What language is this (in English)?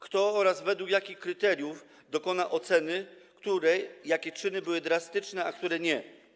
Polish